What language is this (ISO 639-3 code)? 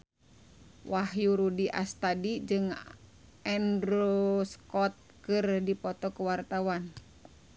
sun